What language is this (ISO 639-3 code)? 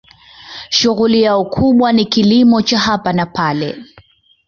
swa